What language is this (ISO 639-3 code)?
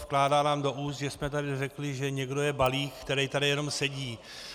ces